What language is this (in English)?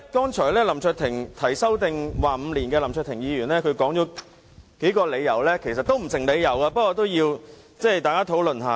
Cantonese